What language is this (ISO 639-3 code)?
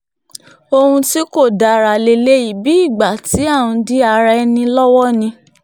yor